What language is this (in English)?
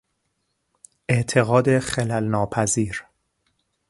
Persian